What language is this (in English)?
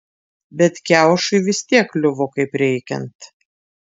Lithuanian